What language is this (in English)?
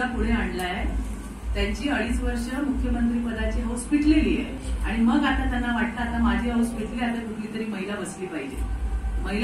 Marathi